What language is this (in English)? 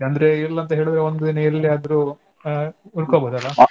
Kannada